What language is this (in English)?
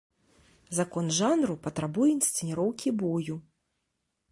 Belarusian